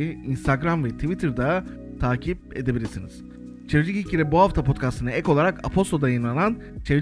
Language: Turkish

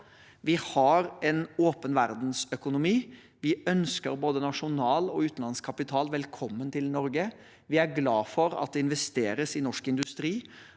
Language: Norwegian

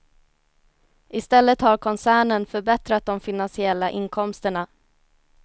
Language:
Swedish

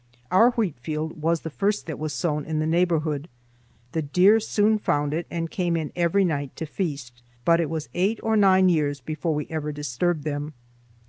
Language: English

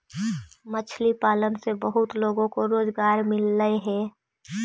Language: Magahi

